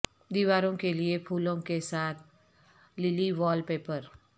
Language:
Urdu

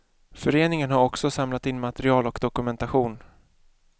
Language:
Swedish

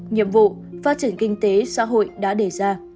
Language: Vietnamese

